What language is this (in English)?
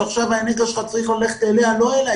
Hebrew